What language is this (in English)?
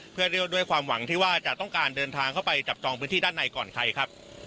Thai